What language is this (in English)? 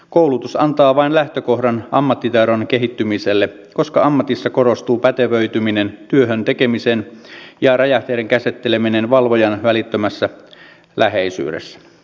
Finnish